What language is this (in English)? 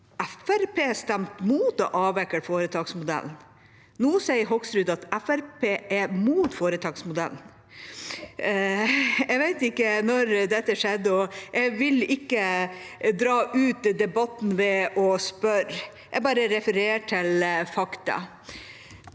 Norwegian